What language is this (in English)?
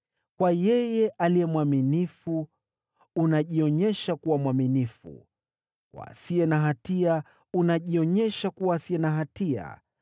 Swahili